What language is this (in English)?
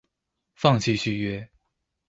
Chinese